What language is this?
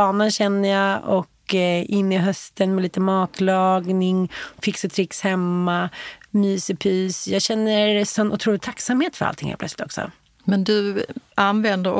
Swedish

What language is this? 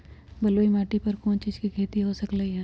Magahi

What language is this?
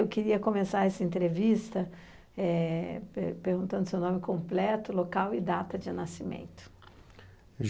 Portuguese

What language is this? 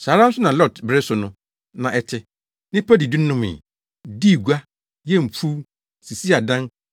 Akan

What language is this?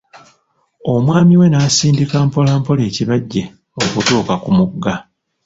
Ganda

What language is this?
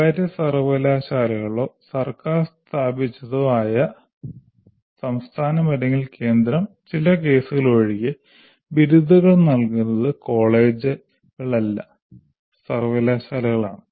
Malayalam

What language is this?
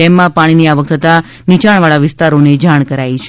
Gujarati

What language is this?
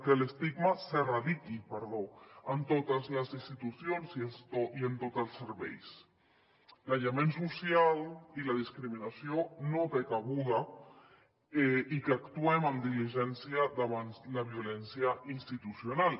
Catalan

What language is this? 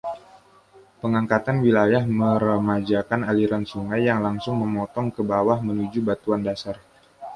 Indonesian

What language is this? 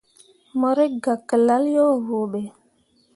Mundang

